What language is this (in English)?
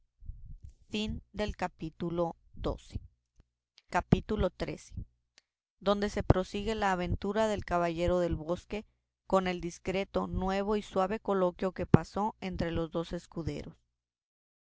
Spanish